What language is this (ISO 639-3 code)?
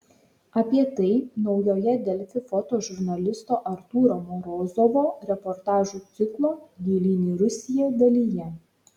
lit